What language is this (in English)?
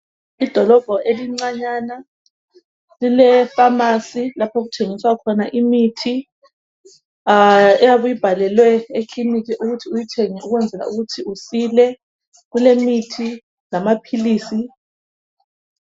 North Ndebele